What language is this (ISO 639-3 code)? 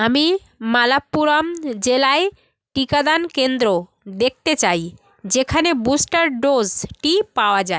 ben